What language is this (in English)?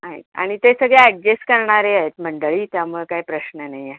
Marathi